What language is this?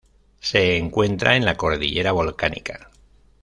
Spanish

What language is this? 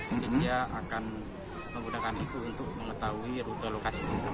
Indonesian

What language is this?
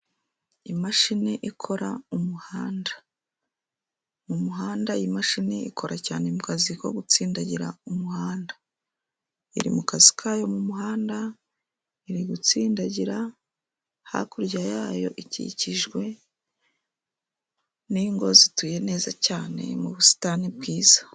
Kinyarwanda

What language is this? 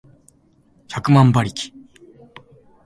Japanese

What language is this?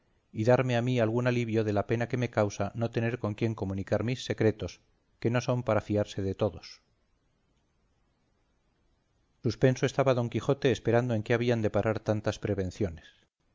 Spanish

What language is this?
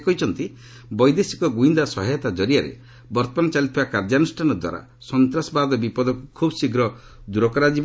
Odia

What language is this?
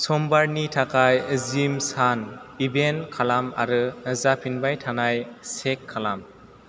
Bodo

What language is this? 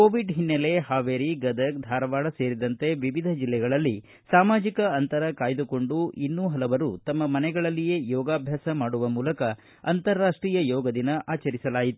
Kannada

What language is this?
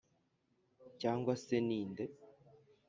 Kinyarwanda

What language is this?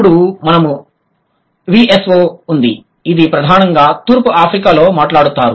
Telugu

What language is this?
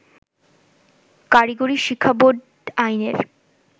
Bangla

